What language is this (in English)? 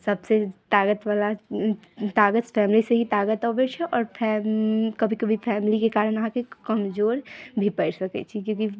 Maithili